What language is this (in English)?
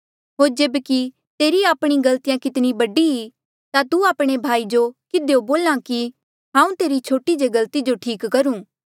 Mandeali